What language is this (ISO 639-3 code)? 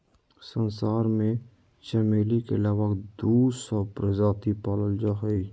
mag